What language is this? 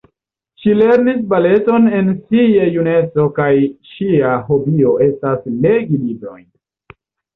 Esperanto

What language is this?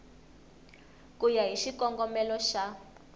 Tsonga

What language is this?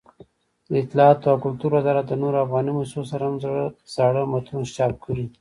Pashto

